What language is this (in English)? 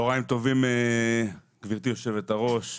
Hebrew